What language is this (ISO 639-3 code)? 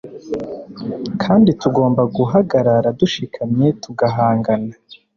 kin